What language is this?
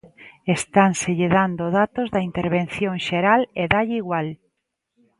Galician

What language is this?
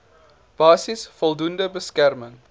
Afrikaans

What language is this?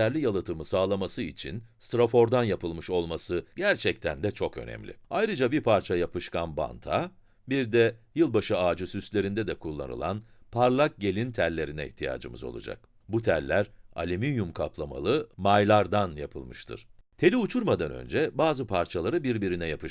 Turkish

